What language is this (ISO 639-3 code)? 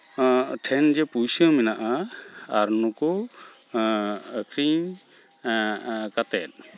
sat